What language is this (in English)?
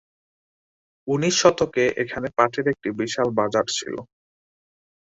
Bangla